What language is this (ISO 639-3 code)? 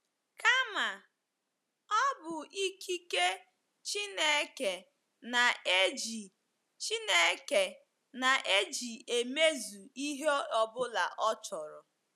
ibo